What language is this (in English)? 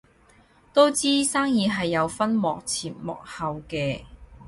Cantonese